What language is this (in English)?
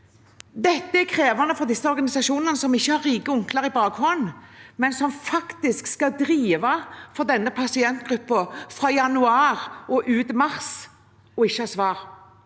Norwegian